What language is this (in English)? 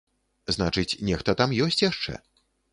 Belarusian